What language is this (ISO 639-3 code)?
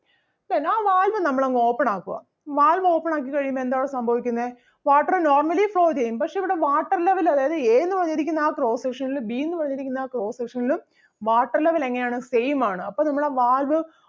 mal